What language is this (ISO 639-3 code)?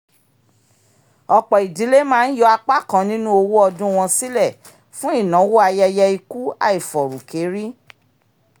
yor